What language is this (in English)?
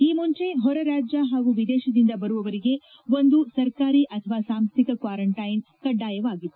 Kannada